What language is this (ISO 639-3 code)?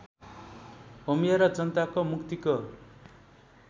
nep